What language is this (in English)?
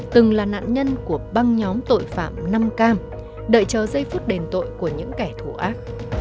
Vietnamese